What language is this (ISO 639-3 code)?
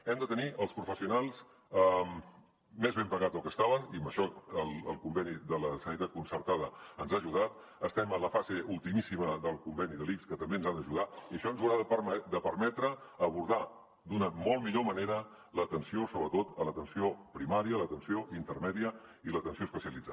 cat